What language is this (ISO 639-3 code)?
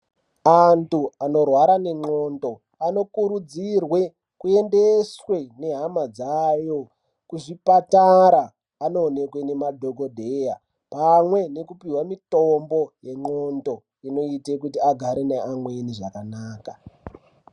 ndc